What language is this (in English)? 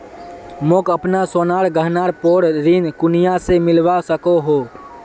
Magahi